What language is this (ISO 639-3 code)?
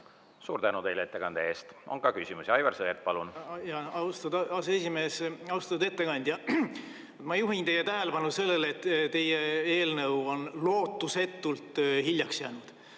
est